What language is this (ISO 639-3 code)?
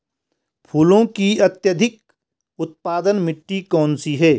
hin